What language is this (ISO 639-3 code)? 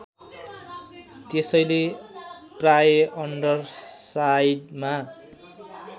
nep